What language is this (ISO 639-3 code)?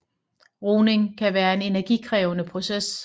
dan